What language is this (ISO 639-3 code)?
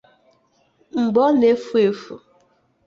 ibo